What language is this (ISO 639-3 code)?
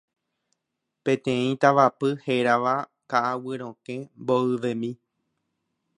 grn